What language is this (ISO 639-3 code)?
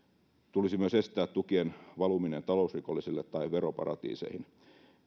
fin